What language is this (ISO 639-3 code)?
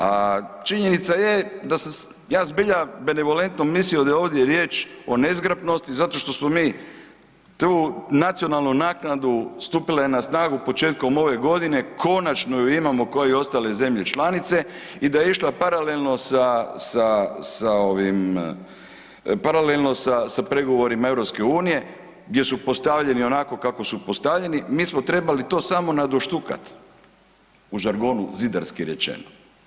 hrv